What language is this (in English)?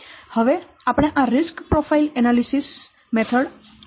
Gujarati